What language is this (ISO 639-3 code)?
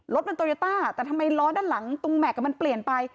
tha